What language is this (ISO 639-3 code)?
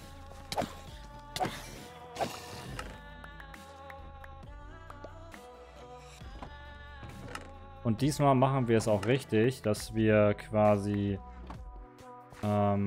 deu